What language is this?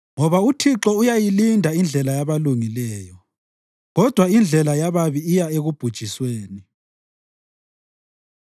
North Ndebele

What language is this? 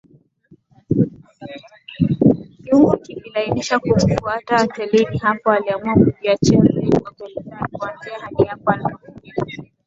Swahili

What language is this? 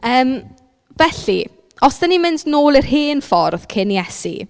Welsh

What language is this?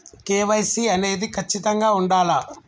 Telugu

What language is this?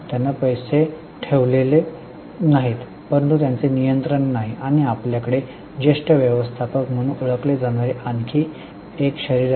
Marathi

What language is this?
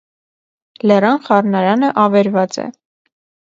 Armenian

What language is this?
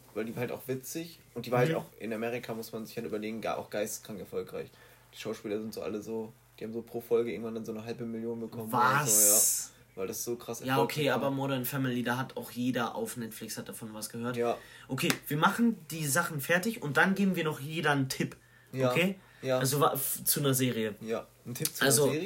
German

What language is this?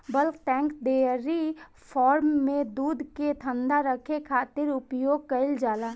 Bhojpuri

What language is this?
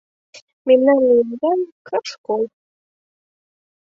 Mari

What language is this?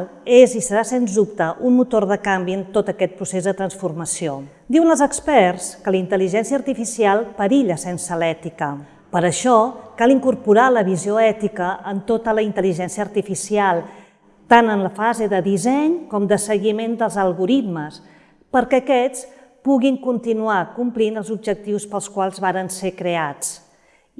Catalan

